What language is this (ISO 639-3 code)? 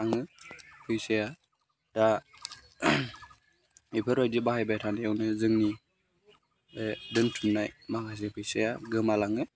brx